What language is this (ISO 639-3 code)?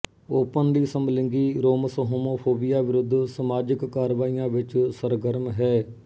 pan